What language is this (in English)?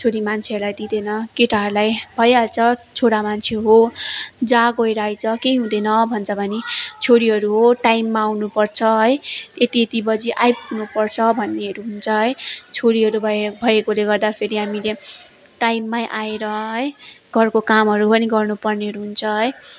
Nepali